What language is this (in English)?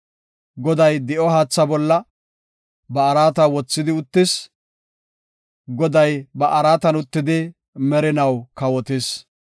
Gofa